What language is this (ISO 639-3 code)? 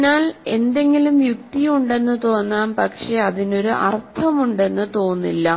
mal